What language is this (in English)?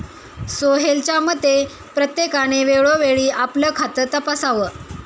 Marathi